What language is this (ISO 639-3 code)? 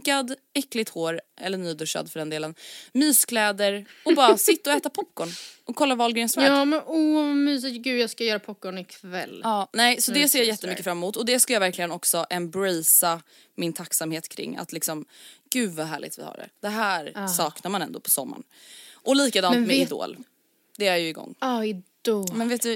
swe